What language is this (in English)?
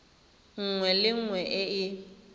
Tswana